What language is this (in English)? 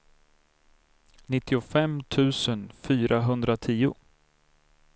Swedish